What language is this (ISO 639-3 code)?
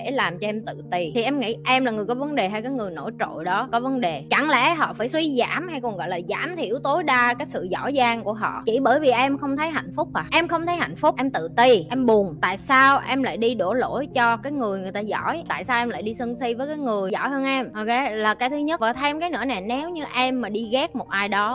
vie